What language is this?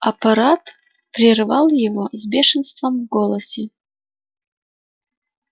Russian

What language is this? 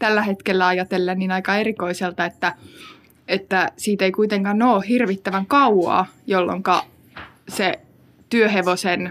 Finnish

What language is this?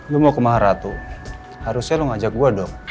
Indonesian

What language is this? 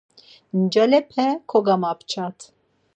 Laz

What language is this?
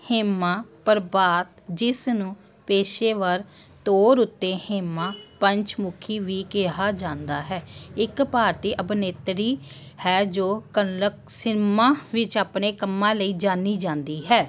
Punjabi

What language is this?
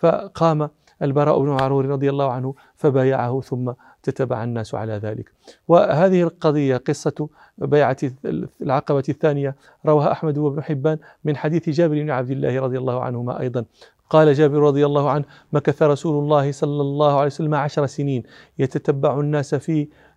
Arabic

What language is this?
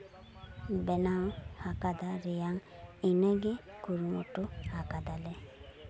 Santali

